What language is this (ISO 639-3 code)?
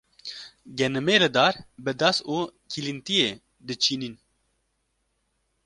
kur